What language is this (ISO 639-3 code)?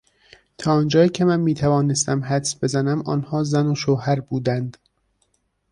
fas